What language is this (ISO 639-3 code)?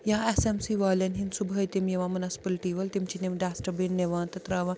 kas